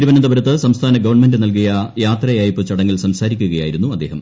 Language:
Malayalam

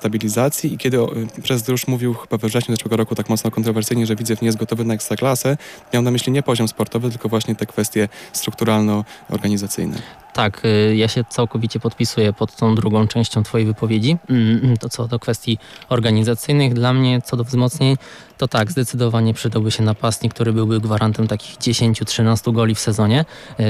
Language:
Polish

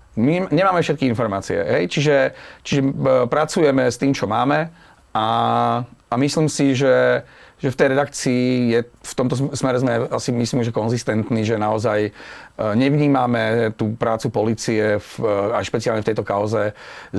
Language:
Slovak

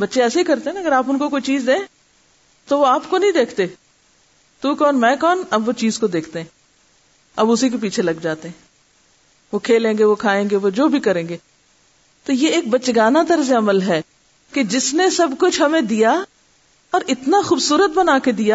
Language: Urdu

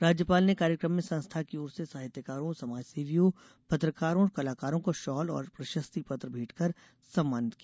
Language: Hindi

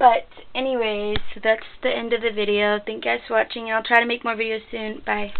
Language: English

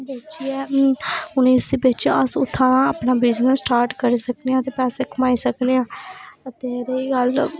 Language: Dogri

